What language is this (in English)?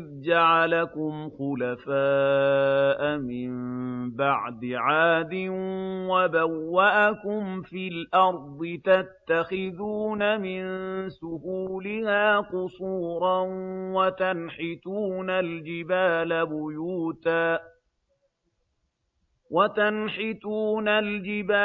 Arabic